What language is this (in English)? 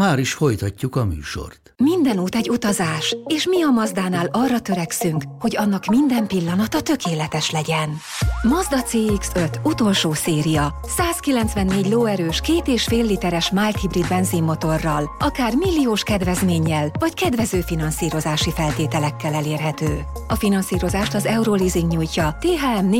Hungarian